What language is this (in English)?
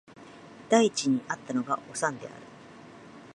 Japanese